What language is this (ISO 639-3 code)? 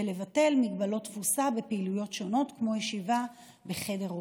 heb